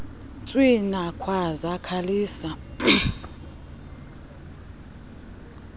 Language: Xhosa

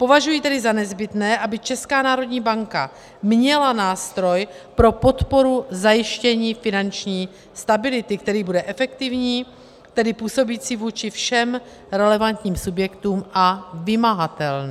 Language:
Czech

